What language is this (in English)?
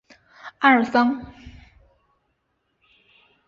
Chinese